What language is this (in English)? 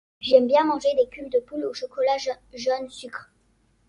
French